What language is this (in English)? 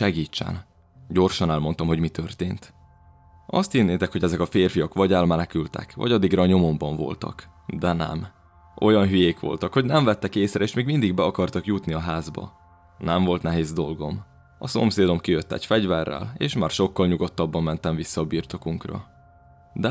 Hungarian